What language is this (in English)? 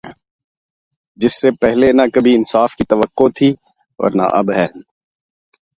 Urdu